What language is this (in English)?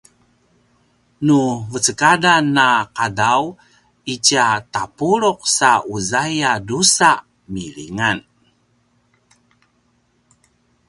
Paiwan